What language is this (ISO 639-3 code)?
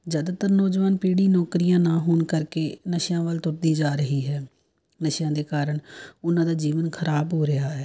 pan